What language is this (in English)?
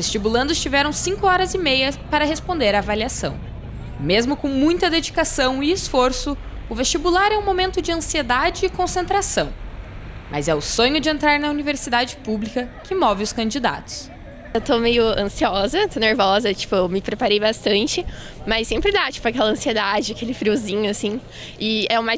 Portuguese